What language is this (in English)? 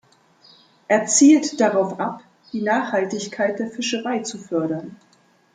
German